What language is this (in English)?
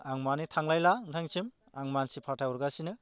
Bodo